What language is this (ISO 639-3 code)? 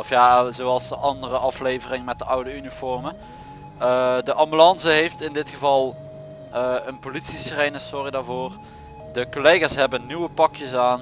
nld